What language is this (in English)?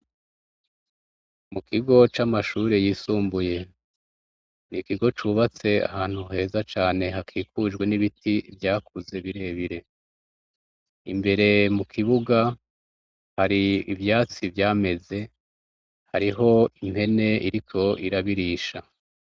Rundi